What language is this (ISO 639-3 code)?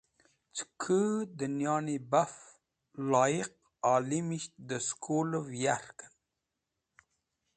wbl